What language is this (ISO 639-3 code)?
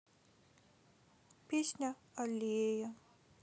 rus